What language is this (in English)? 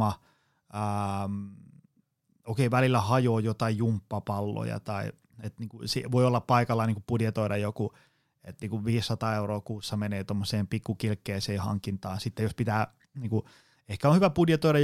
Finnish